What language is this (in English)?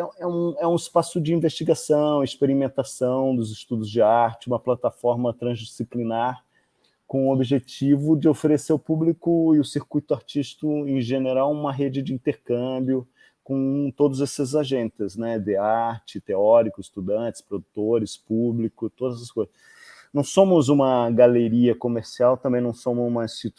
Spanish